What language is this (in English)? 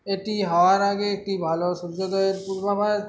Bangla